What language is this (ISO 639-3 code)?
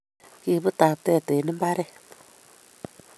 kln